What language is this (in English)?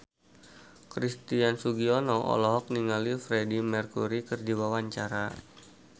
Sundanese